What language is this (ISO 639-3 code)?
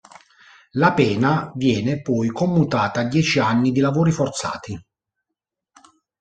ita